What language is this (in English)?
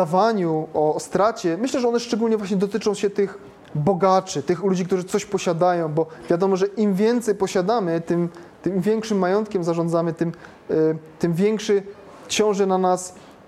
Polish